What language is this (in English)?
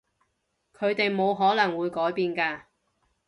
Cantonese